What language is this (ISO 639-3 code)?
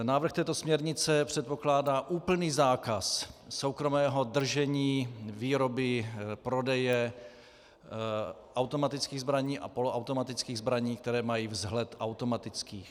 ces